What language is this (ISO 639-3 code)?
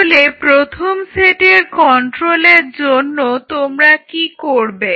ben